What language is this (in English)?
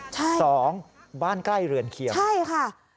Thai